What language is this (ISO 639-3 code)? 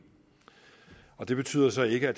dan